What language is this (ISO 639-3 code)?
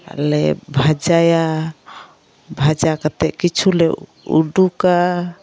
sat